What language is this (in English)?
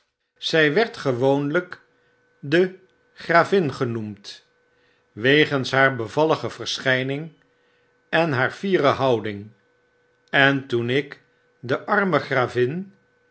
Dutch